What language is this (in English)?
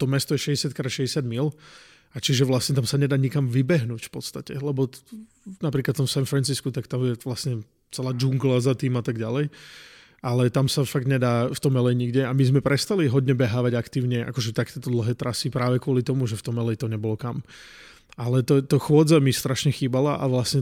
Slovak